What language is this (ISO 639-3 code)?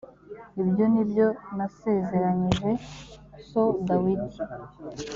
kin